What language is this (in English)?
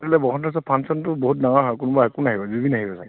Assamese